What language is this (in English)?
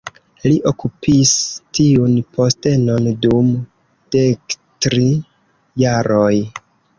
Esperanto